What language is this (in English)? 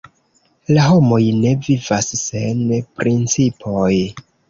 Esperanto